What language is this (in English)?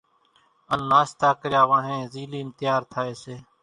Kachi Koli